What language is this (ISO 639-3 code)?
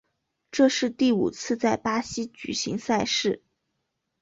zho